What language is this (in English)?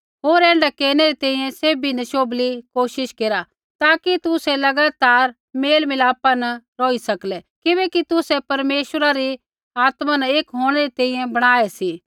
Kullu Pahari